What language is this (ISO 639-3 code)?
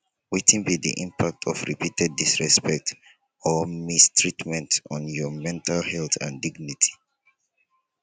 pcm